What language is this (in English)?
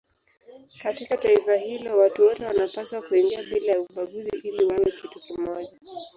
Swahili